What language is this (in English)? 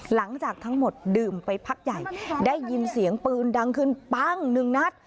Thai